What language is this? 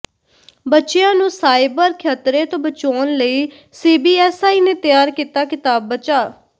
Punjabi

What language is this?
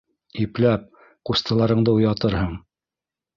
Bashkir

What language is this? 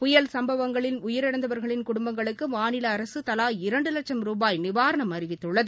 Tamil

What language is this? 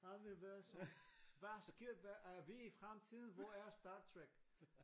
Danish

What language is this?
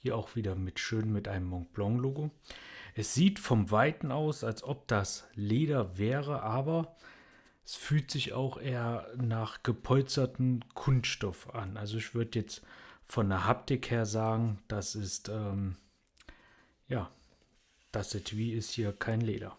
German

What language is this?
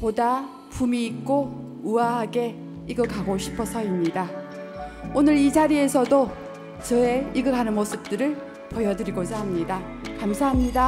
Korean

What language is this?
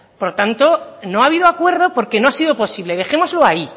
Spanish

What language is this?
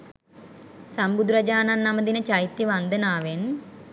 Sinhala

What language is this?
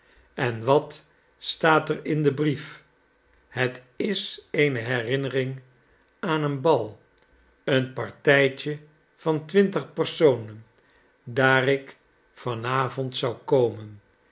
Dutch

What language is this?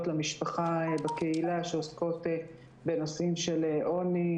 Hebrew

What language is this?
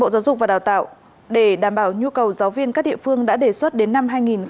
Vietnamese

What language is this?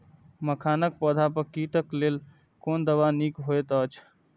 Maithili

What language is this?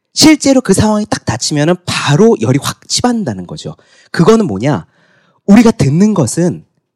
Korean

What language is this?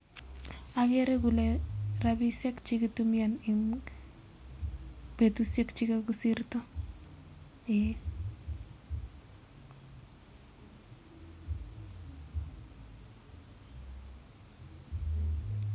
Kalenjin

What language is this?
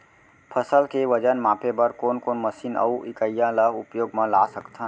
Chhattisgarhi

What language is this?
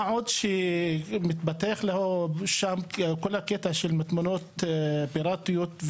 Hebrew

